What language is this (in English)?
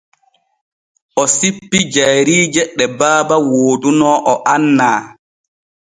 Borgu Fulfulde